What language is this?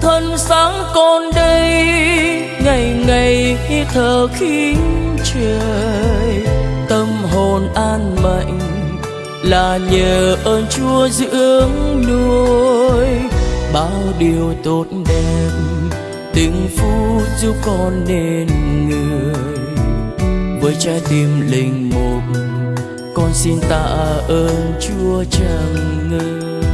Vietnamese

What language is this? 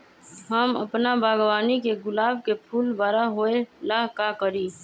Magahi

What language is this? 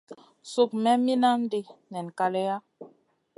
Masana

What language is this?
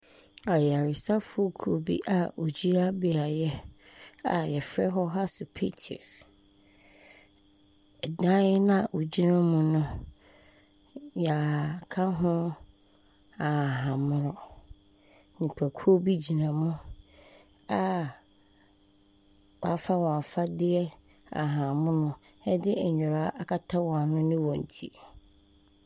Akan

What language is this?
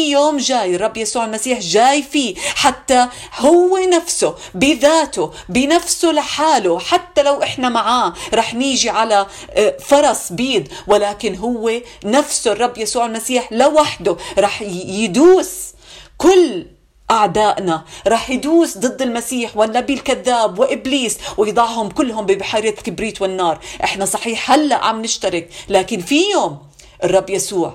Arabic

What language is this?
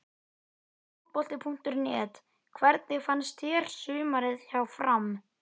Icelandic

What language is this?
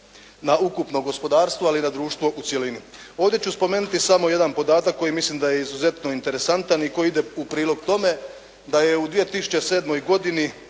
Croatian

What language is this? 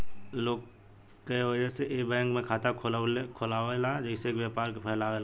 Bhojpuri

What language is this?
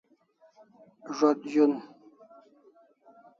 Kalasha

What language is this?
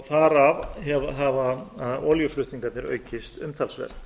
Icelandic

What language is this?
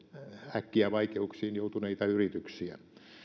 Finnish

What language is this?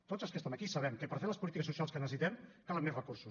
Catalan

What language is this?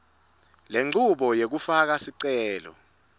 Swati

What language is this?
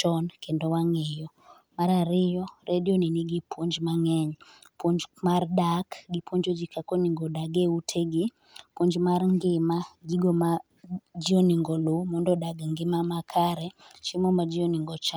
Luo (Kenya and Tanzania)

